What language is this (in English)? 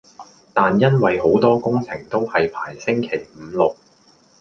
Cantonese